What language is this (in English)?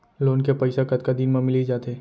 Chhattisgarhi